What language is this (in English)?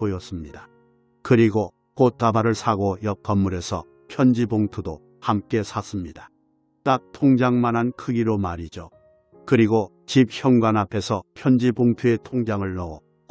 Korean